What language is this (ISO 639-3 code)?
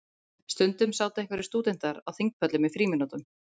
isl